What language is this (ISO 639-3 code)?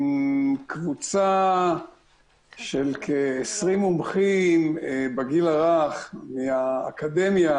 heb